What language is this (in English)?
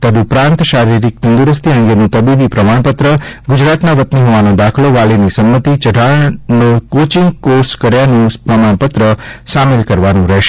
Gujarati